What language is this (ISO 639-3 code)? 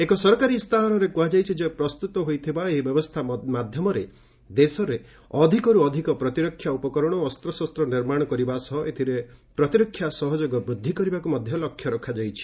ori